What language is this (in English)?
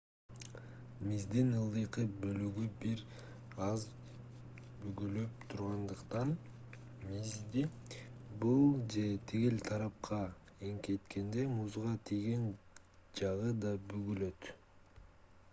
Kyrgyz